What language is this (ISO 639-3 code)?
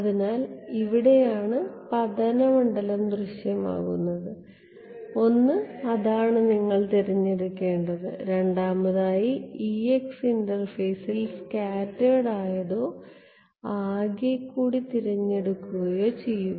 mal